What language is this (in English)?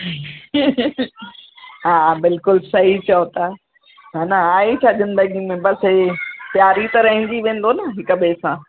Sindhi